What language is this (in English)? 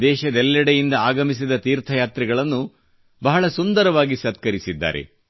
Kannada